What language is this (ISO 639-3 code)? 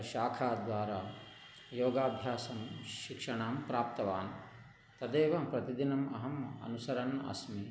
san